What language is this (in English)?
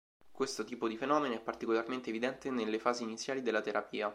Italian